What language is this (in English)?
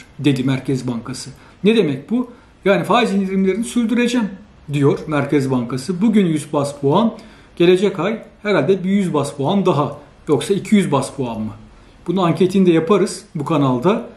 Turkish